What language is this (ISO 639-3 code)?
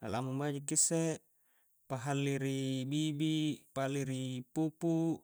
kjc